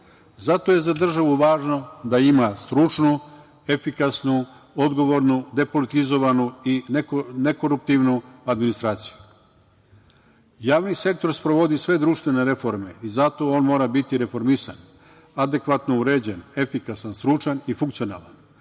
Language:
Serbian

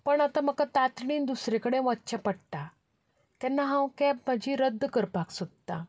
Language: Konkani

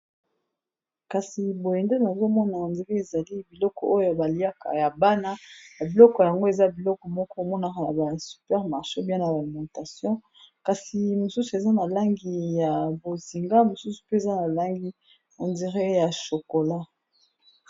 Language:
Lingala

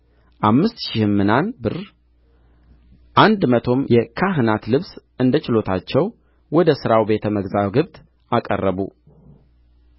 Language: Amharic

